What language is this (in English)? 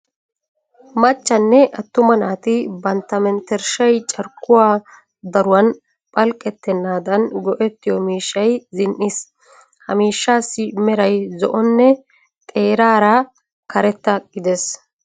Wolaytta